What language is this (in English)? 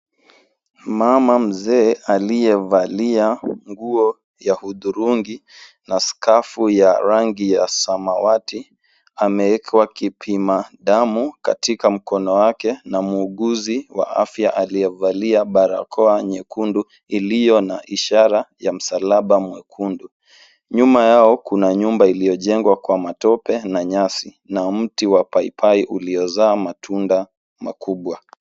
Swahili